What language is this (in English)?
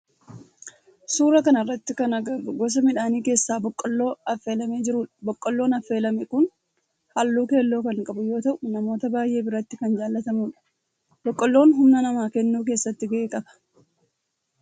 Oromo